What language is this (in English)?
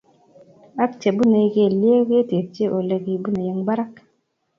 Kalenjin